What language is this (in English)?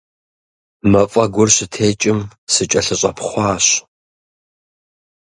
Kabardian